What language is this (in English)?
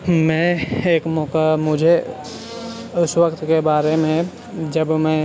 Urdu